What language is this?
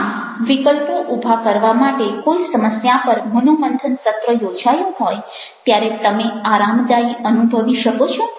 Gujarati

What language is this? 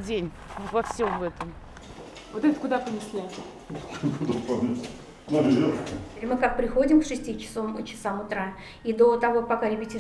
Russian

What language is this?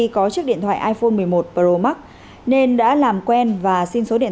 Vietnamese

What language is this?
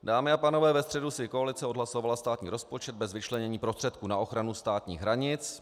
Czech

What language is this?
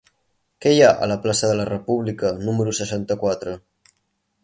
Catalan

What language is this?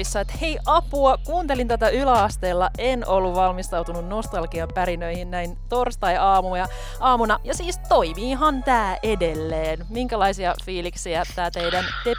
Finnish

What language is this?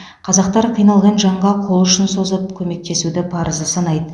Kazakh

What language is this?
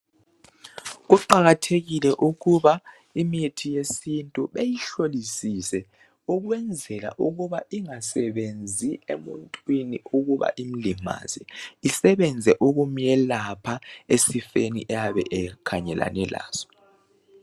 North Ndebele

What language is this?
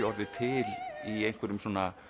Icelandic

